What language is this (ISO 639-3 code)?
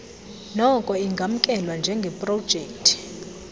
xho